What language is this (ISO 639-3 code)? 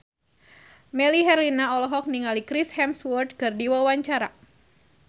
sun